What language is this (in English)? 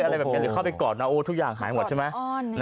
Thai